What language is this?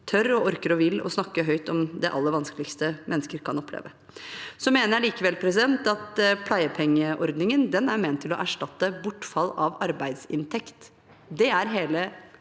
Norwegian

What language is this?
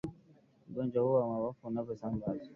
Swahili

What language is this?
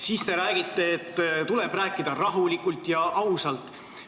Estonian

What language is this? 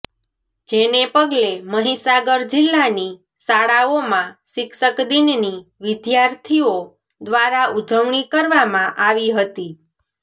Gujarati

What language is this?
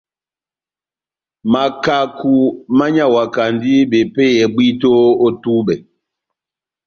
Batanga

